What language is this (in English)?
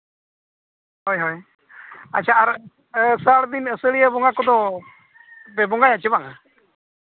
Santali